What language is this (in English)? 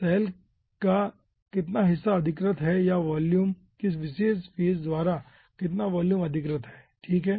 Hindi